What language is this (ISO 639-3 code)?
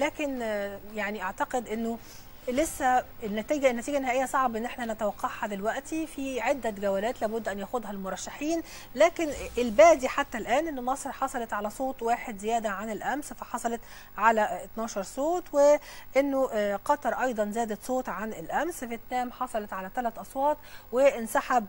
ara